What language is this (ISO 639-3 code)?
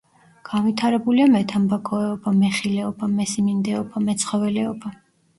kat